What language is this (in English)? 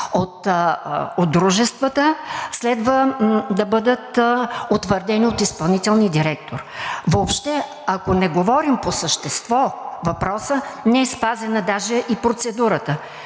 Bulgarian